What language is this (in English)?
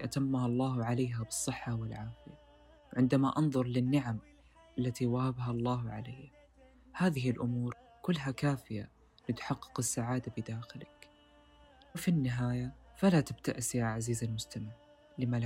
Arabic